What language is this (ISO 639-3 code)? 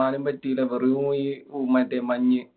mal